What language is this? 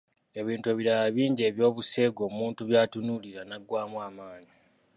Ganda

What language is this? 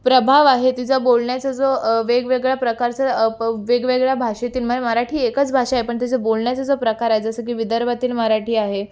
Marathi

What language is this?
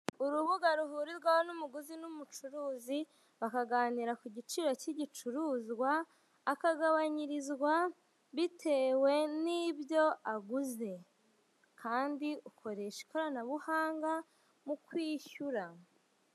Kinyarwanda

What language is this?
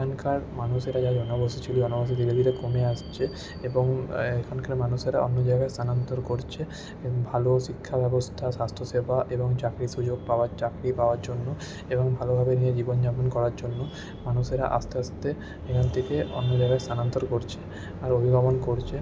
Bangla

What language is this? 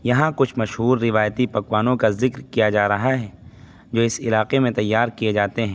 Urdu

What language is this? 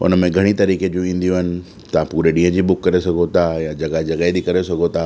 Sindhi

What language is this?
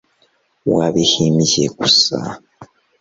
Kinyarwanda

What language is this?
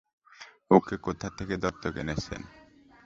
Bangla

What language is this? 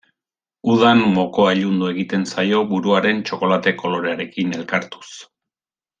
Basque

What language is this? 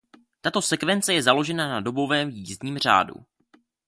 Czech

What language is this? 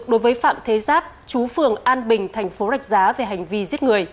Vietnamese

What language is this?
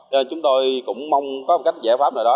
Vietnamese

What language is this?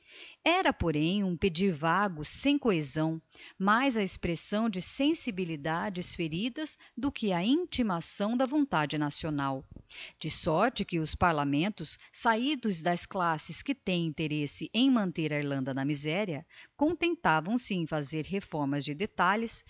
Portuguese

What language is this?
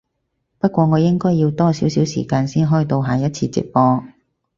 Cantonese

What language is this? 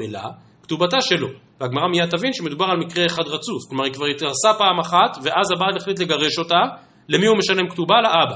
Hebrew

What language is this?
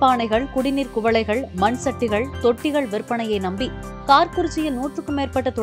Korean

